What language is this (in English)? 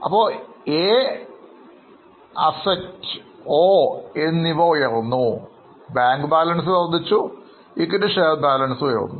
Malayalam